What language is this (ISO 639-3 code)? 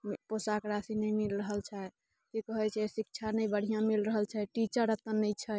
mai